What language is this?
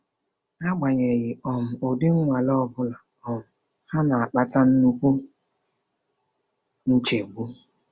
Igbo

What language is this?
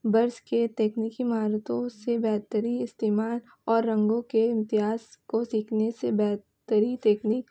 Urdu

